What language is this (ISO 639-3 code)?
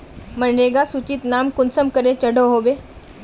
mag